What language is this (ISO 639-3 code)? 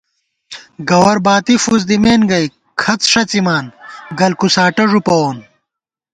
gwt